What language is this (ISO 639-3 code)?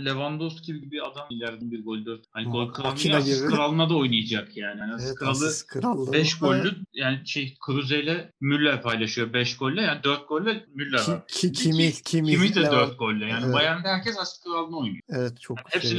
tur